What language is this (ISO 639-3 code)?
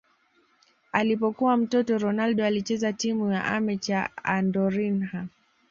swa